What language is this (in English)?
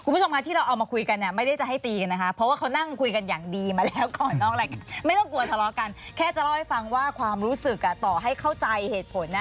Thai